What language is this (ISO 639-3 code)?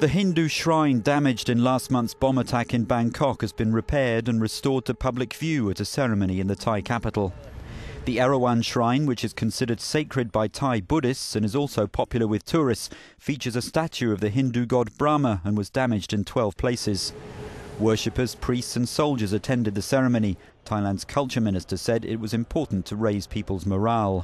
eng